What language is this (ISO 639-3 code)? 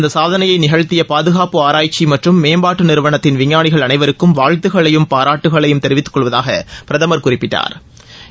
tam